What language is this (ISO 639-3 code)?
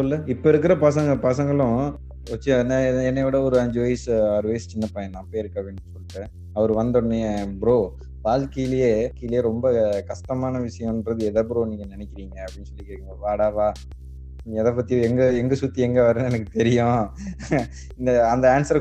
tam